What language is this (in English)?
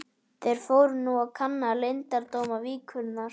Icelandic